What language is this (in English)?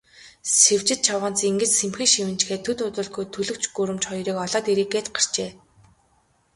Mongolian